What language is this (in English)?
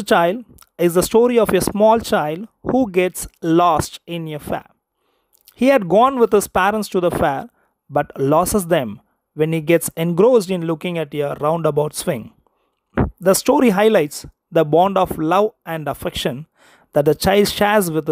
English